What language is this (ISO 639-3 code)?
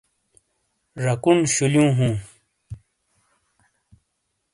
scl